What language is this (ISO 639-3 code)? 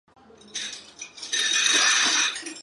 zho